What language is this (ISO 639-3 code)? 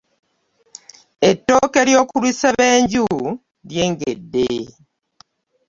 lug